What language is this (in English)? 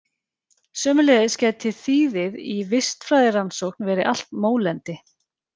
Icelandic